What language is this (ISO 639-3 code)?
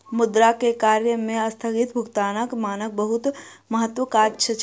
mai